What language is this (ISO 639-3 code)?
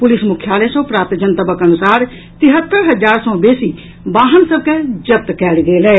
mai